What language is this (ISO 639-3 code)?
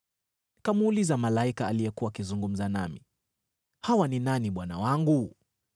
swa